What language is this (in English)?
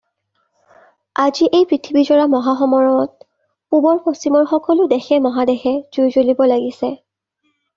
Assamese